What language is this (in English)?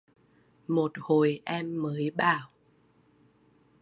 Vietnamese